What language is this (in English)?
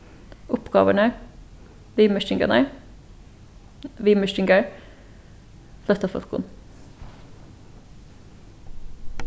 Faroese